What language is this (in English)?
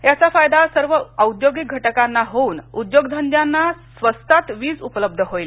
Marathi